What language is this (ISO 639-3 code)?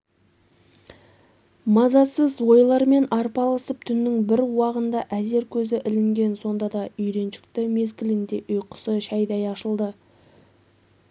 kaz